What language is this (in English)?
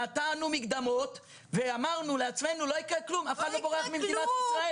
Hebrew